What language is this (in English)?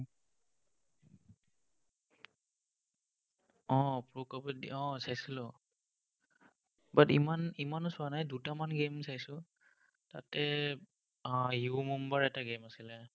Assamese